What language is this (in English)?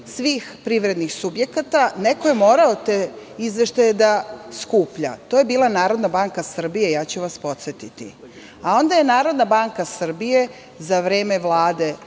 Serbian